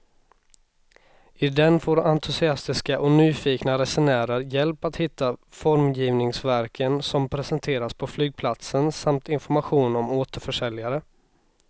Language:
Swedish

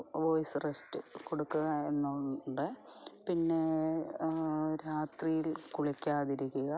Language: Malayalam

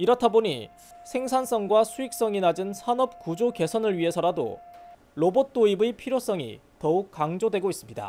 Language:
Korean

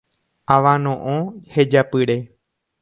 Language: Guarani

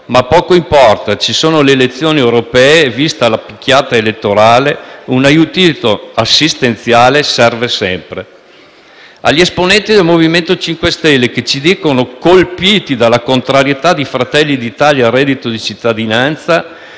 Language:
Italian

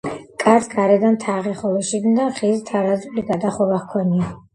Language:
Georgian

